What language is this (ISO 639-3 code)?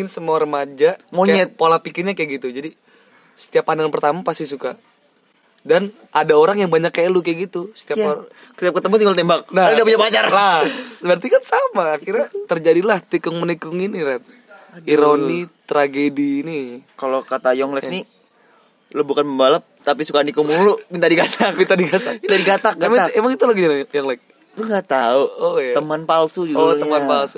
ind